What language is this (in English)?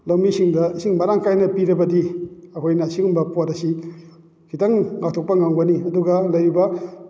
Manipuri